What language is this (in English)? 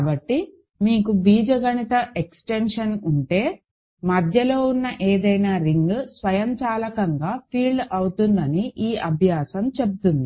Telugu